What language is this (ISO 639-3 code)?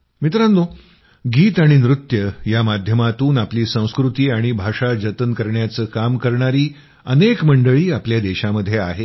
mar